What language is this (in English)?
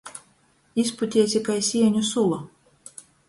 Latgalian